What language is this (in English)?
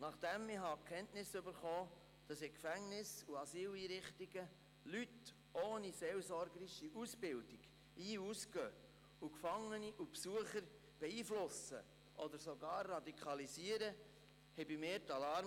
Swiss German